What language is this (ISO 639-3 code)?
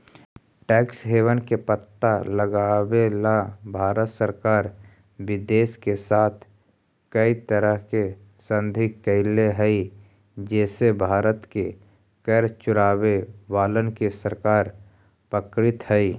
mag